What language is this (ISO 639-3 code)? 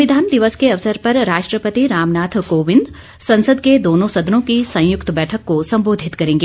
hin